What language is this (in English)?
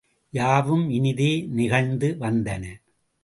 Tamil